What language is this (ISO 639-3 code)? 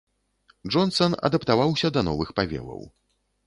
bel